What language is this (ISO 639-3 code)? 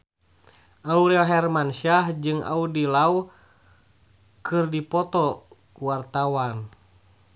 sun